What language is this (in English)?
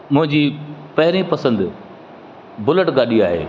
Sindhi